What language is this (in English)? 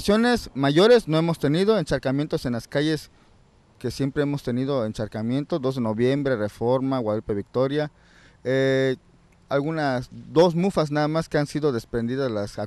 Spanish